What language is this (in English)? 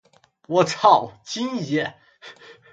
Chinese